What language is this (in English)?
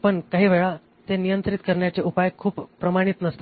Marathi